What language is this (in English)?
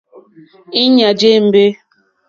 Mokpwe